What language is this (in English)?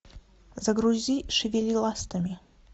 Russian